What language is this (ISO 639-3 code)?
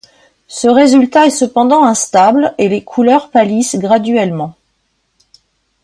fra